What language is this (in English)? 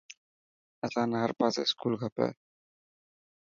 Dhatki